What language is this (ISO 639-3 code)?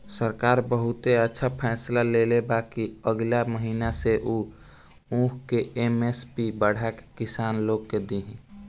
bho